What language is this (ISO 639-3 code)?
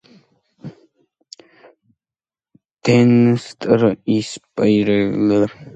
kat